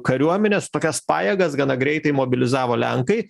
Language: Lithuanian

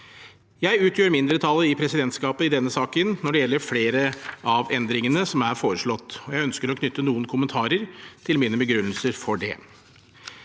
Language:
Norwegian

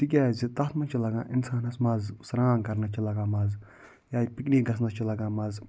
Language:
Kashmiri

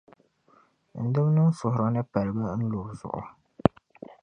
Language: Dagbani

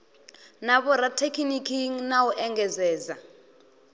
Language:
Venda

